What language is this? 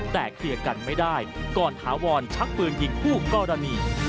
Thai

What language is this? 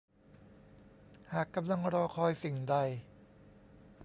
Thai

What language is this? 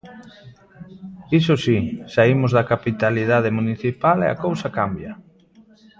Galician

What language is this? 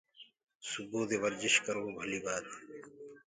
Gurgula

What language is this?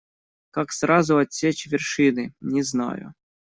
Russian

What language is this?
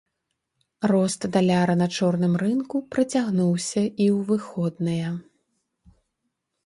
Belarusian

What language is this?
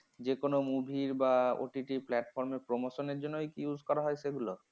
Bangla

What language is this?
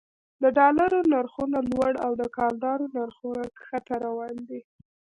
Pashto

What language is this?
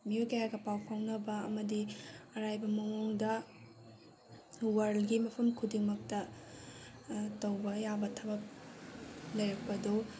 Manipuri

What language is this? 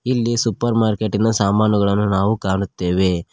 Kannada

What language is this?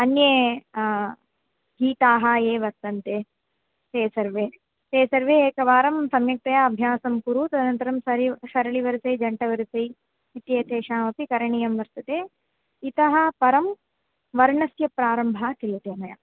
Sanskrit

